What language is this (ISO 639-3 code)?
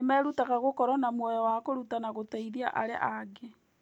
kik